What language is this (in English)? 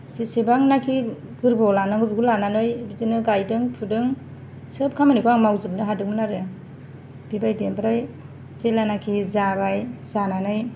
Bodo